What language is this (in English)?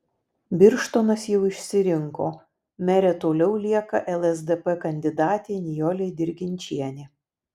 Lithuanian